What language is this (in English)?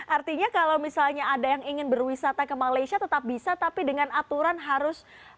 Indonesian